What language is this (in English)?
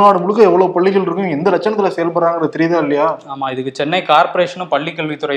Tamil